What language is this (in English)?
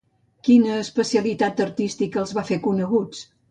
Catalan